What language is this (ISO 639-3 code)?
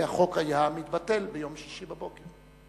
heb